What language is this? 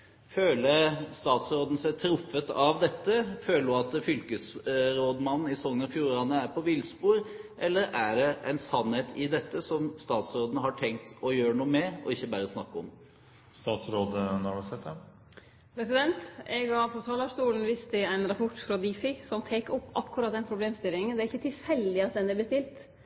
Norwegian Nynorsk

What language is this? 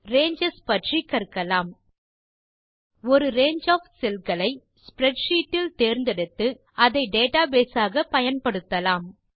Tamil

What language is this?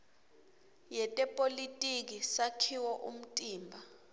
Swati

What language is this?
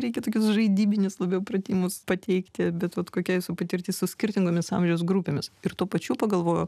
Lithuanian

